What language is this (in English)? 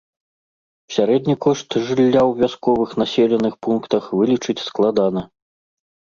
Belarusian